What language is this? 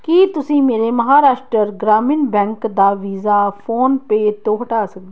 Punjabi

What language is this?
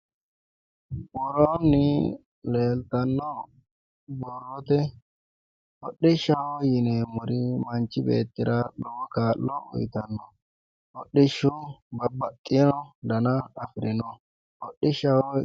Sidamo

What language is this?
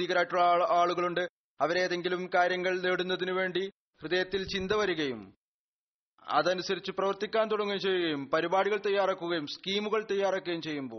Malayalam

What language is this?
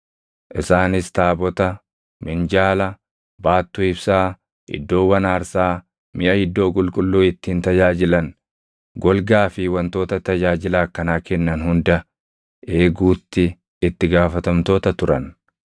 Oromo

